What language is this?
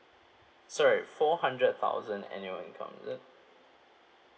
English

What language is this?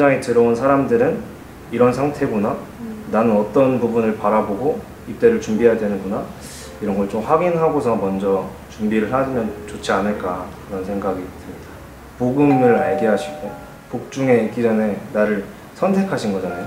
Korean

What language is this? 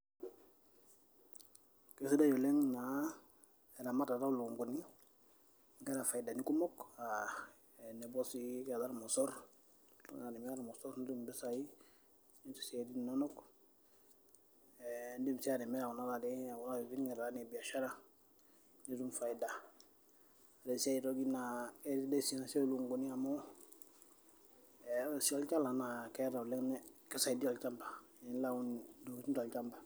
Masai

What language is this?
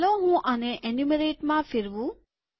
Gujarati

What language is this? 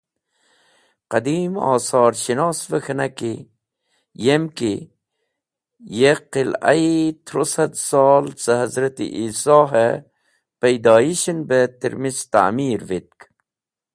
Wakhi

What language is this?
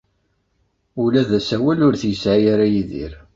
Kabyle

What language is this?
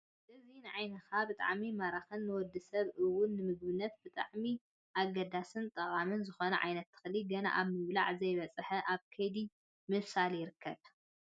Tigrinya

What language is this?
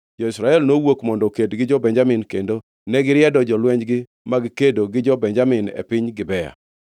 Luo (Kenya and Tanzania)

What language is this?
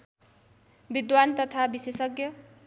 Nepali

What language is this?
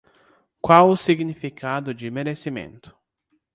Portuguese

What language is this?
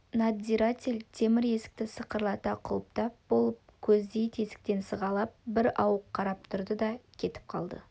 Kazakh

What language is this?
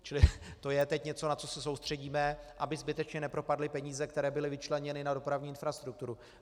Czech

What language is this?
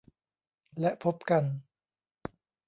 Thai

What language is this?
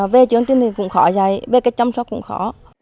Vietnamese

